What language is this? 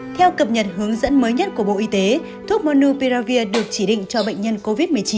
Vietnamese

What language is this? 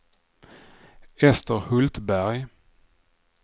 Swedish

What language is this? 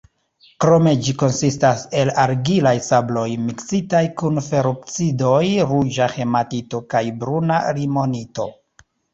Esperanto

